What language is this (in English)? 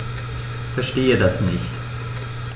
German